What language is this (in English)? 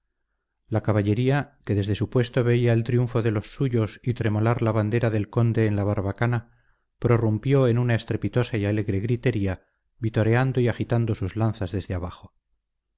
Spanish